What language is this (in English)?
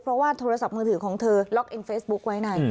Thai